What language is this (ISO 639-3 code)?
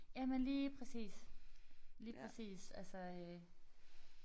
dan